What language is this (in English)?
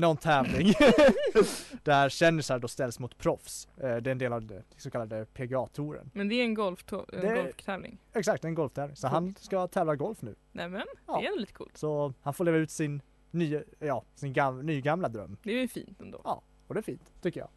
Swedish